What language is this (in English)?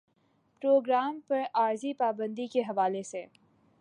Urdu